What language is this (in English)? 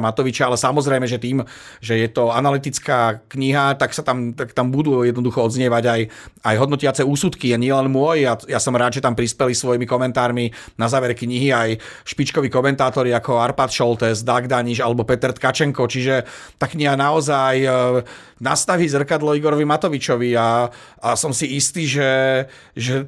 Slovak